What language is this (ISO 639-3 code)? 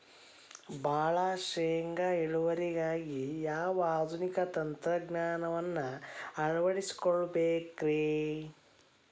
kan